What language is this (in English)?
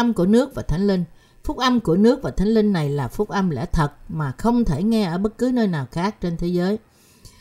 Vietnamese